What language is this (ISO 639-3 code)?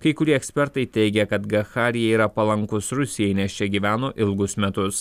lit